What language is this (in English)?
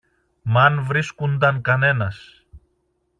Greek